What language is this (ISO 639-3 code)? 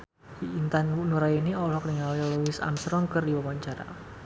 sun